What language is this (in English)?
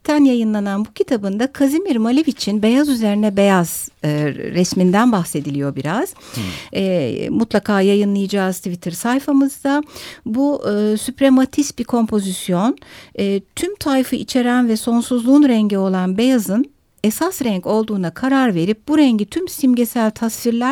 Turkish